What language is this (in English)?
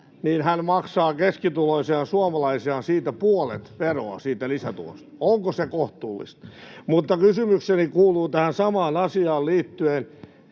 Finnish